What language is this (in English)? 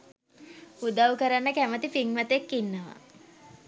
Sinhala